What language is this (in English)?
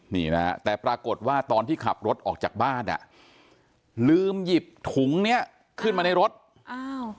Thai